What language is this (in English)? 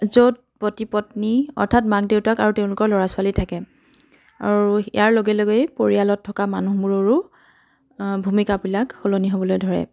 Assamese